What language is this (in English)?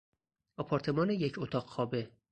Persian